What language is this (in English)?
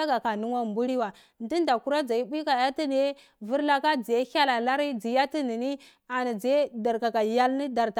Cibak